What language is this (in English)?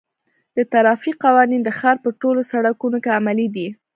Pashto